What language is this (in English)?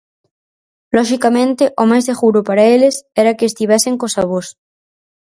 Galician